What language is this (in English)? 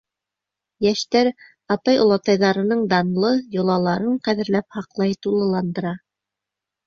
Bashkir